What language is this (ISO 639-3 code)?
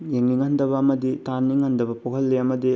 mni